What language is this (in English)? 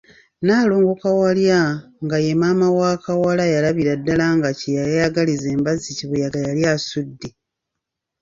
Ganda